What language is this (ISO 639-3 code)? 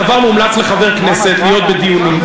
heb